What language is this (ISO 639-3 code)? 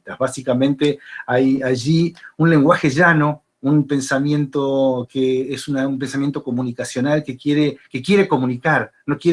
spa